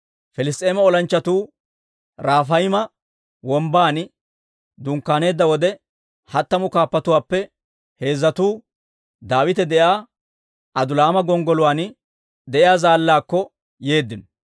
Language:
Dawro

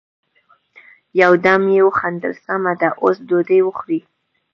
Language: Pashto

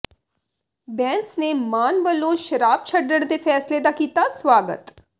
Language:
Punjabi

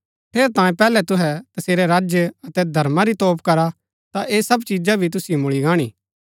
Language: Gaddi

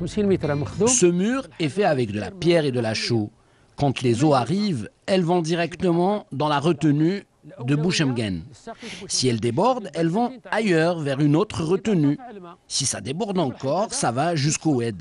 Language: French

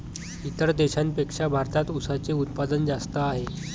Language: Marathi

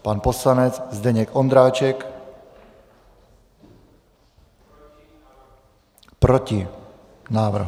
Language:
Czech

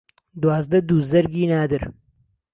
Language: Central Kurdish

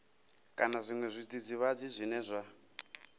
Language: Venda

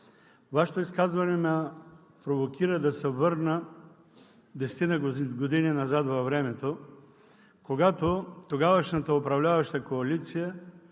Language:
Bulgarian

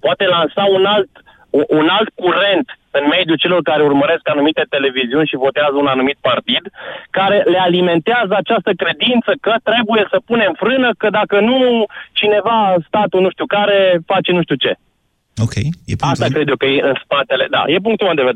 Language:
Romanian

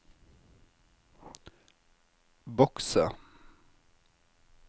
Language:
Norwegian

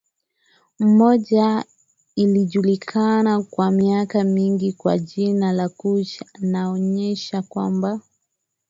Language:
Swahili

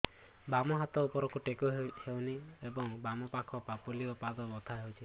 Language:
Odia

